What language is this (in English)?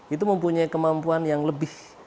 Indonesian